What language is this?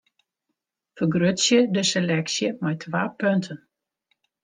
Western Frisian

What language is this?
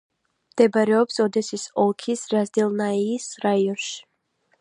Georgian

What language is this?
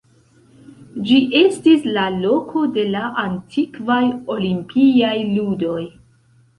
Esperanto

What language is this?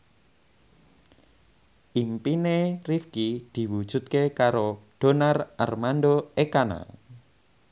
Javanese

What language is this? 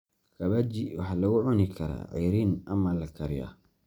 Somali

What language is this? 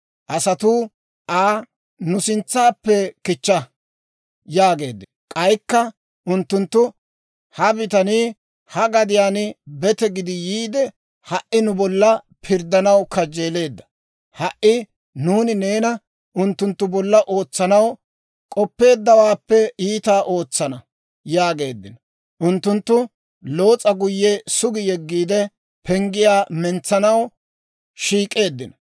Dawro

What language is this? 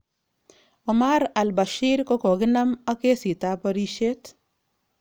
Kalenjin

